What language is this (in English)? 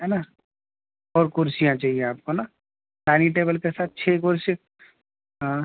Urdu